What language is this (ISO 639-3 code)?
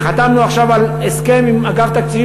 heb